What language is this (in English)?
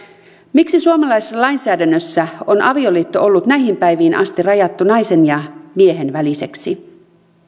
Finnish